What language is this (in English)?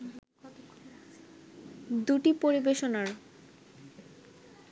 Bangla